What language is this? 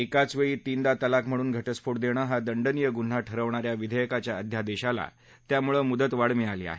Marathi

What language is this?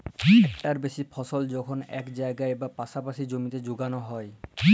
Bangla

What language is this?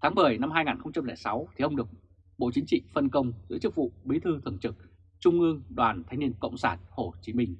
Vietnamese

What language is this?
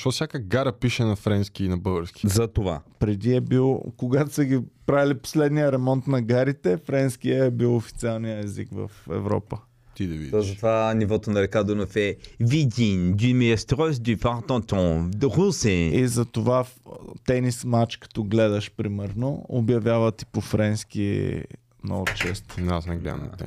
Bulgarian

